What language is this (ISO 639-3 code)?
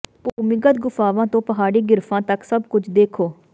pan